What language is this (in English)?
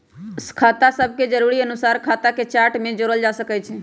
Magahi